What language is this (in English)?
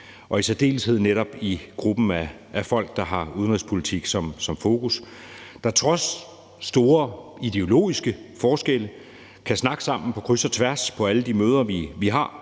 Danish